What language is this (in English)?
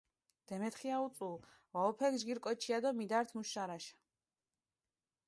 Mingrelian